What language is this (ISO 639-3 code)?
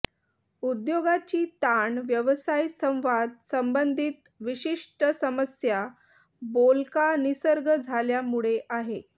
mar